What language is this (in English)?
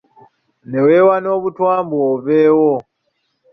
Ganda